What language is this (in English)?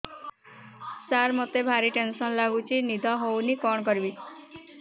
Odia